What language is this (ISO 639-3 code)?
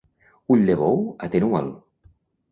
cat